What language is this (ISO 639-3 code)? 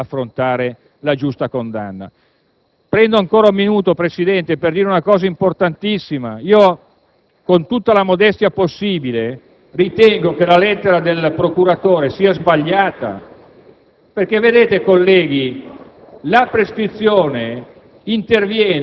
ita